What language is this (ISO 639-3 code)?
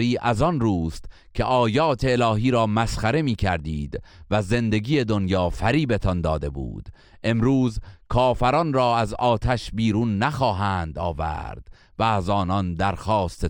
fas